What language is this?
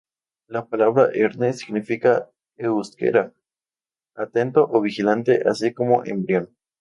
Spanish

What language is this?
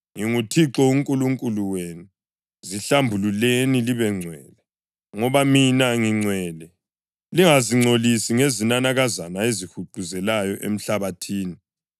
North Ndebele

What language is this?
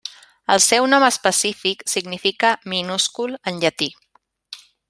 Catalan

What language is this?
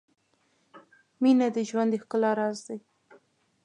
Pashto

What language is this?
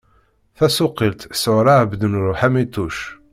Kabyle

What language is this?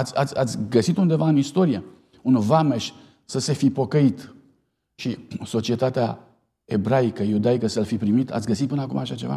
Romanian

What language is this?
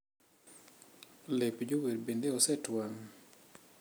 Luo (Kenya and Tanzania)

